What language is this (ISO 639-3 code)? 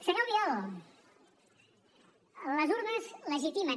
cat